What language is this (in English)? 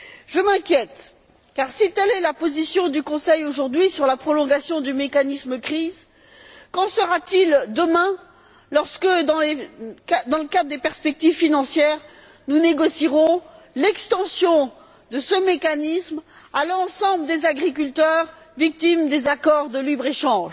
French